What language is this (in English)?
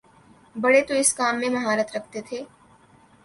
Urdu